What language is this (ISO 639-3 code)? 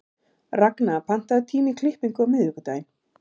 isl